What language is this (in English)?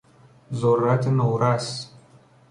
Persian